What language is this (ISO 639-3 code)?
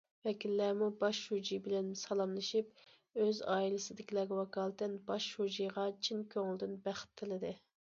uig